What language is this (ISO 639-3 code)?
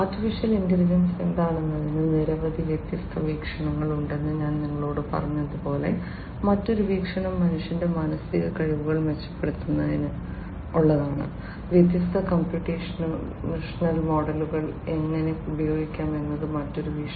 mal